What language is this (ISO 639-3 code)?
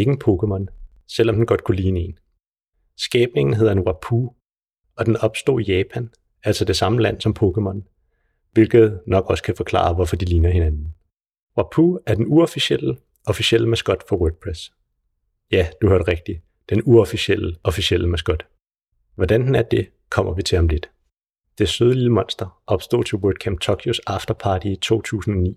dan